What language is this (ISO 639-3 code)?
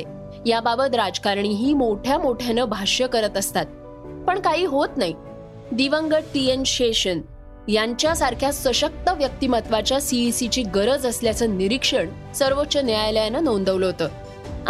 mar